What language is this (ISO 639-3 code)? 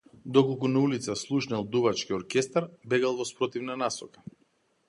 mkd